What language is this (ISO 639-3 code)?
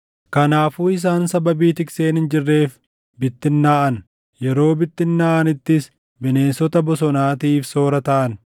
orm